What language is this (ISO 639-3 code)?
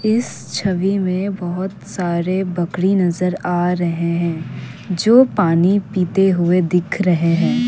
hin